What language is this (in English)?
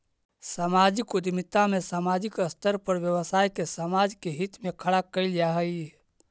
Magahi